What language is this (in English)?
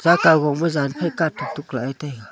Wancho Naga